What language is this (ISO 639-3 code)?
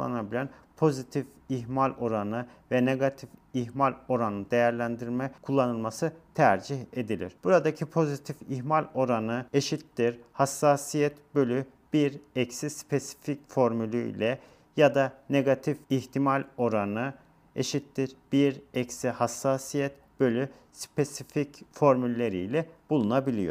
tur